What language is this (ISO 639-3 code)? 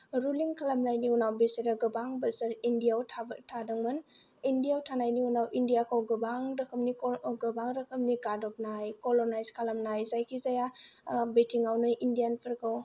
brx